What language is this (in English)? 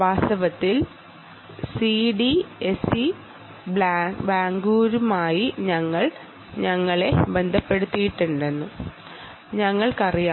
Malayalam